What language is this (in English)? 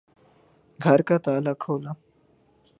Urdu